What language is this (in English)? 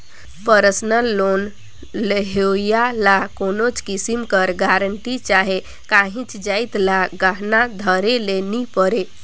Chhattisgarhi